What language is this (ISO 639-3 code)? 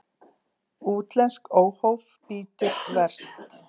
isl